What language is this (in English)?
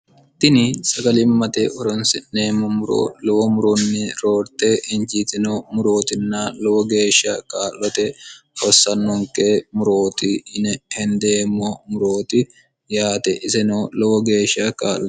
Sidamo